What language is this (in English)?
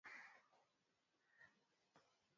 Swahili